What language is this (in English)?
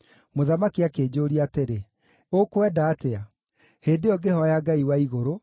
Kikuyu